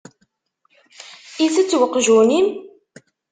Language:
Kabyle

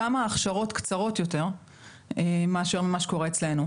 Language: Hebrew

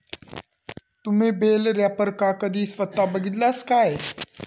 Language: Marathi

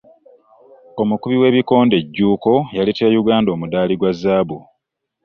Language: Ganda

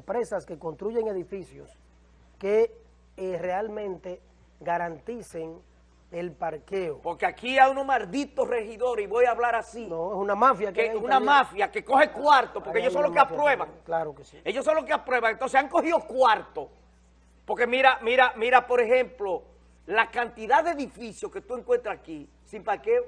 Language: Spanish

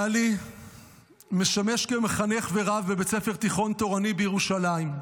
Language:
Hebrew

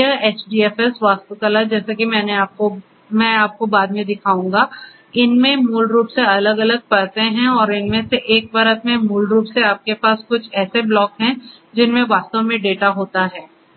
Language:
Hindi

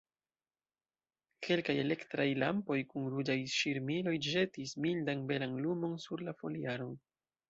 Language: Esperanto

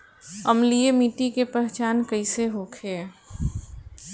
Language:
Bhojpuri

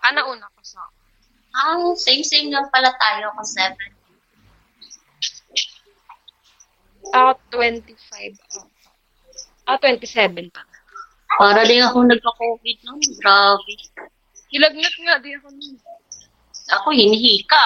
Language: Filipino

